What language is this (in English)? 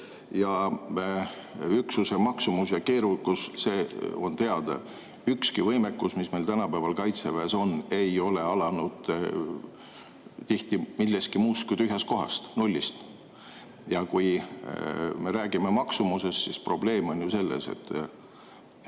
Estonian